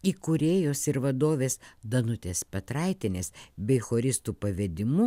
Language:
Lithuanian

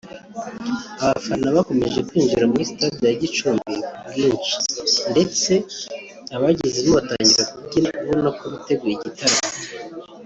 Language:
Kinyarwanda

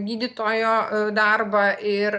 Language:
Lithuanian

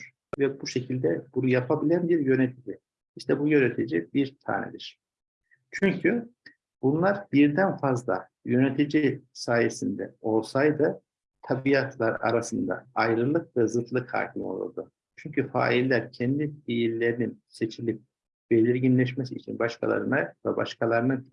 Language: Turkish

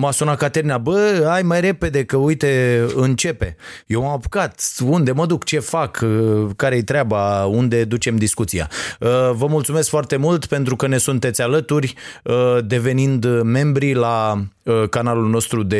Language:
Romanian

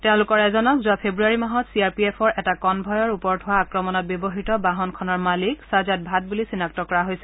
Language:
Assamese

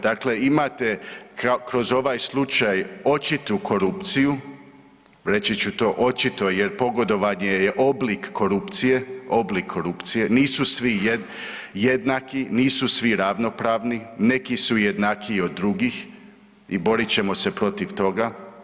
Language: Croatian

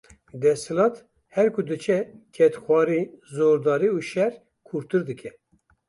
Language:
Kurdish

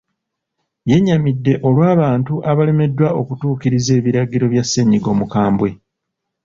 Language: Ganda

